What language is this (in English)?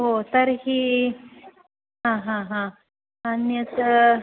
Sanskrit